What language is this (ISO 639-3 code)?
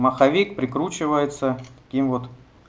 rus